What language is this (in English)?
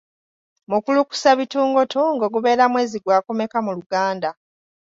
Ganda